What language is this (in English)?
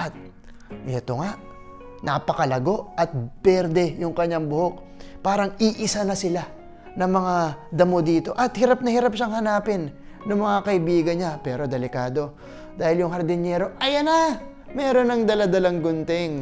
Filipino